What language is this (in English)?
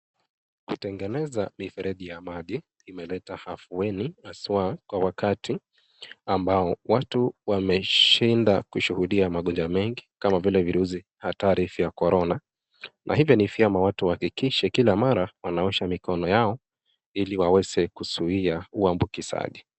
Swahili